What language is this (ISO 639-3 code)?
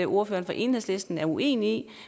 dan